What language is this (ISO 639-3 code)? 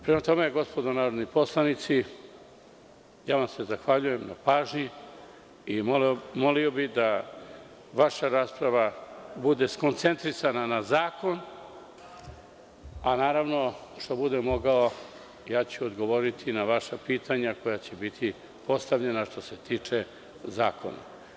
srp